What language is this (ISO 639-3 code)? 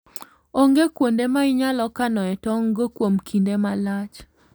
luo